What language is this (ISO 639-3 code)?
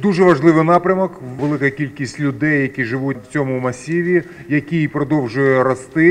ukr